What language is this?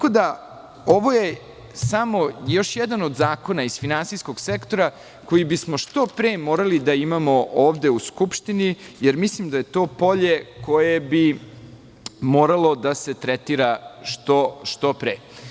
Serbian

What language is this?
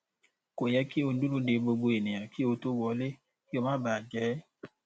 Yoruba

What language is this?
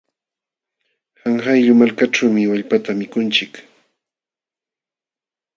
Jauja Wanca Quechua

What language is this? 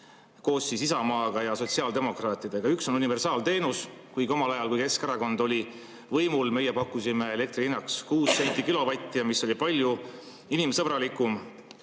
Estonian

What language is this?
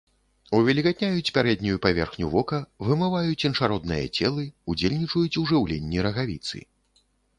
Belarusian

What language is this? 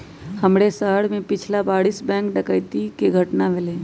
Magahi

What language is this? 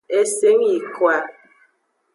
Aja (Benin)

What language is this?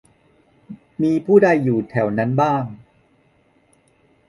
Thai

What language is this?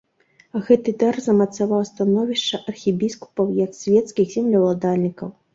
Belarusian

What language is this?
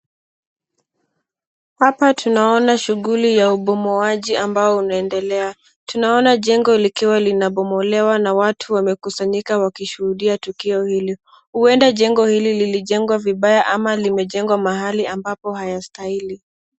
Swahili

